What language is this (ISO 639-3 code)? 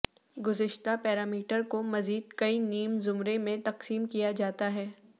urd